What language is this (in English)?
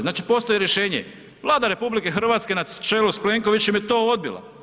Croatian